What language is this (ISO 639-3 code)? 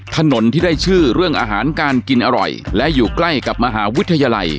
tha